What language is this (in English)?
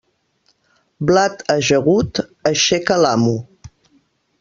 Catalan